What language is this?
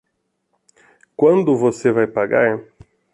Portuguese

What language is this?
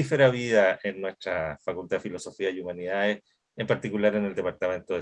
Spanish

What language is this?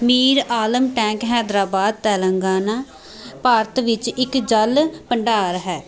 Punjabi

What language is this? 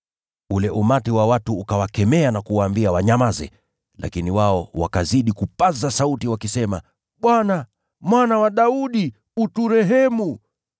Swahili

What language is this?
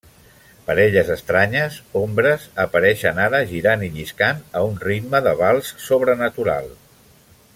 Catalan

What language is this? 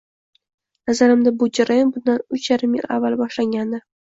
Uzbek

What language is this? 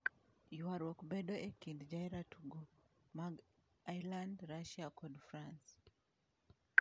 Luo (Kenya and Tanzania)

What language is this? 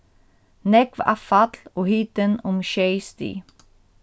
Faroese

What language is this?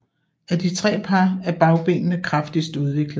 Danish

